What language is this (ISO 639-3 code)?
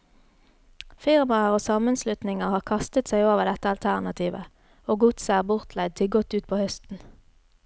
nor